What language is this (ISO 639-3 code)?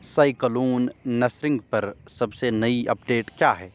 urd